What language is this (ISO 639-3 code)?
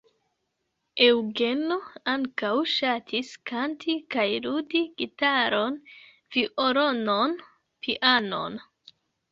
epo